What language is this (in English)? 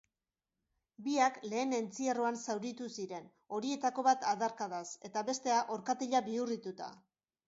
Basque